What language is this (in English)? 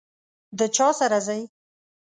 Pashto